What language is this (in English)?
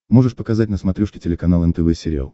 Russian